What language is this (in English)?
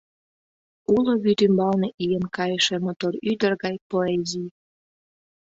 Mari